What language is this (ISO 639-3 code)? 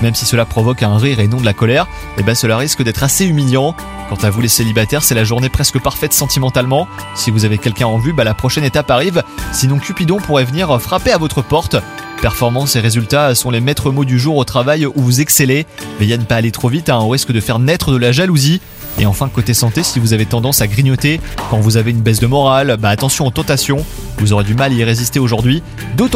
fra